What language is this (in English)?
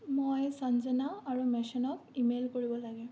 Assamese